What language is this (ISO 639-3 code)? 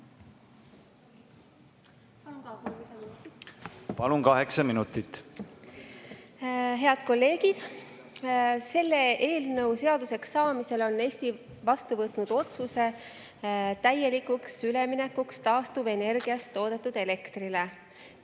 est